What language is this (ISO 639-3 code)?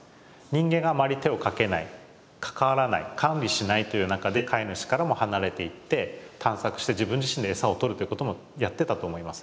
jpn